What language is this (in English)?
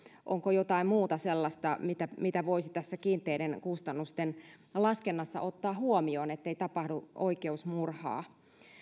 Finnish